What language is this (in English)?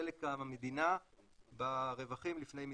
Hebrew